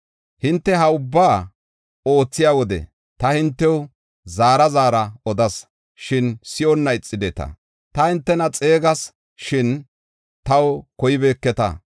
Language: Gofa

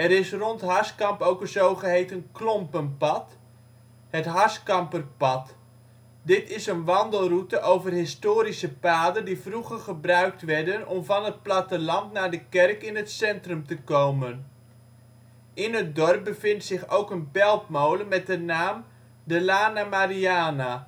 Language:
Dutch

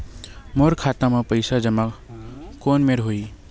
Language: Chhattisgarhi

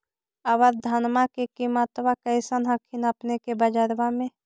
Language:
Magahi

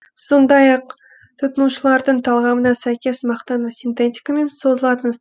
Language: Kazakh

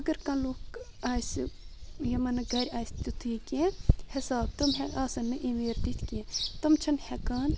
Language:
Kashmiri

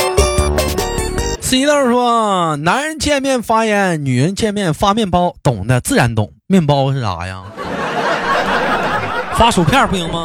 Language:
Chinese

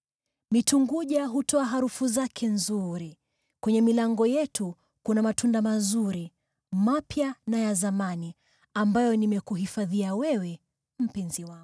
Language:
Swahili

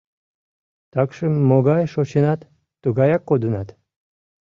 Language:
Mari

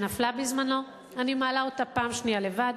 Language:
Hebrew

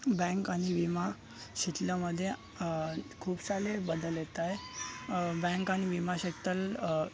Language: Marathi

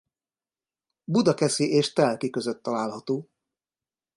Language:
Hungarian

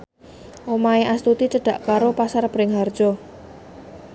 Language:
Javanese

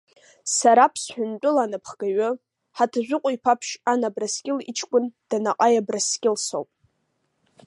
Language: Abkhazian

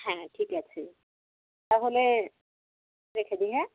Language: Bangla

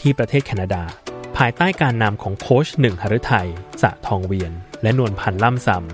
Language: Thai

